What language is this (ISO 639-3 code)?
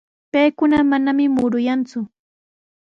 qws